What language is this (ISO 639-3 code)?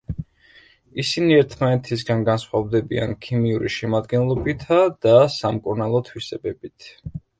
kat